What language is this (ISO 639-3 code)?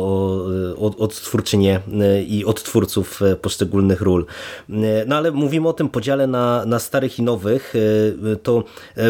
pol